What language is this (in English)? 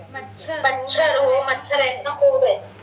Marathi